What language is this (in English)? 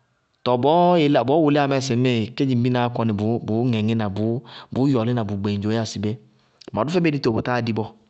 Bago-Kusuntu